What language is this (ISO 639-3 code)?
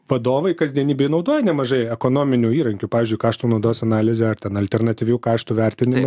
lit